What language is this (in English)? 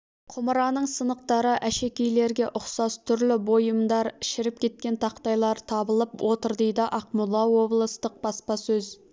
Kazakh